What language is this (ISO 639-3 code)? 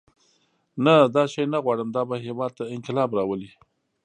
pus